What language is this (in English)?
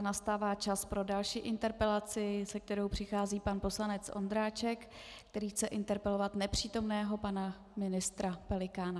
Czech